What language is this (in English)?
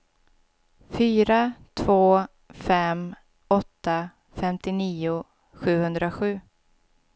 Swedish